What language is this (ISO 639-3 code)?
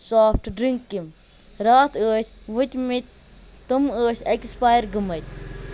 kas